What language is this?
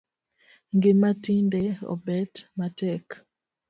Luo (Kenya and Tanzania)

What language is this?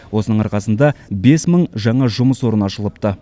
Kazakh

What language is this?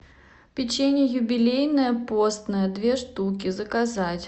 Russian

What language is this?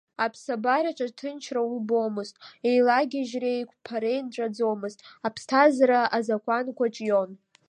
Abkhazian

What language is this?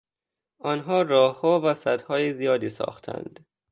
Persian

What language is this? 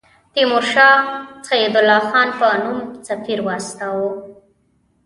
Pashto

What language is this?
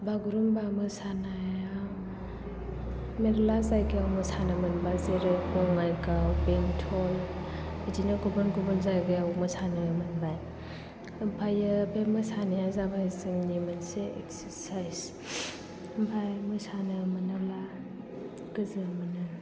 Bodo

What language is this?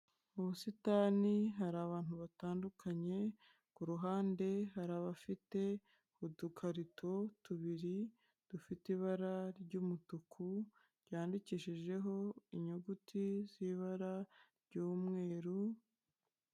Kinyarwanda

